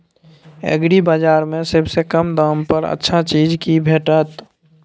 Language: Maithili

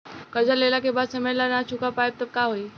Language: Bhojpuri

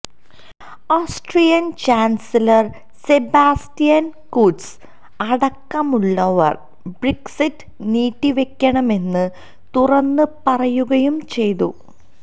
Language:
Malayalam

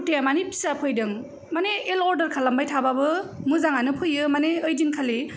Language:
Bodo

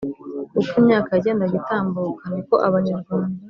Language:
Kinyarwanda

